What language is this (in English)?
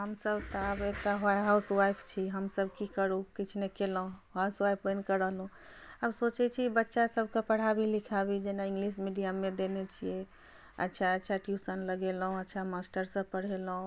Maithili